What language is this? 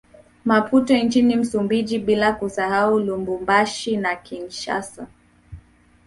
Swahili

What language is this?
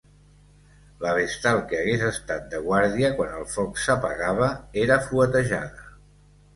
Catalan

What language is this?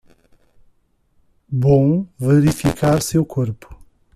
Portuguese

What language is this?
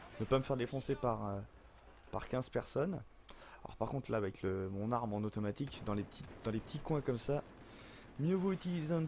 French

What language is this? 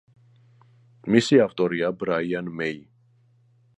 Georgian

